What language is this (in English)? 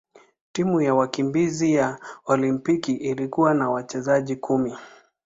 Swahili